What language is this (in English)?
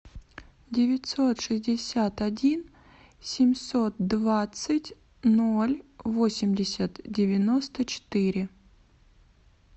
Russian